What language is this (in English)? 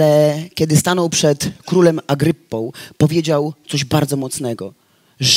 Polish